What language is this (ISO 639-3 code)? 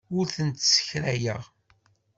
kab